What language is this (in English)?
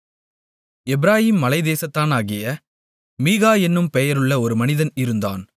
Tamil